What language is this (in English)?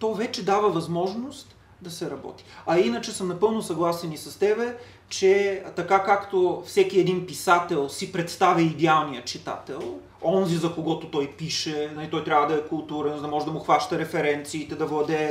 Bulgarian